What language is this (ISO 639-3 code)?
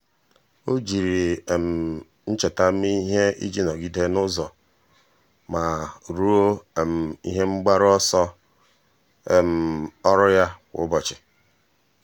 ibo